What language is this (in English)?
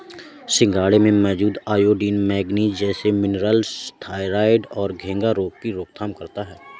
Hindi